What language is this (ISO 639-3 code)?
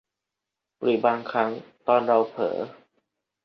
tha